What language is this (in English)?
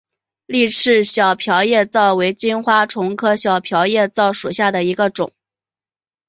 Chinese